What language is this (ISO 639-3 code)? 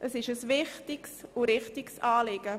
gsw